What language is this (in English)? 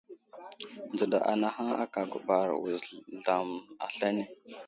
Wuzlam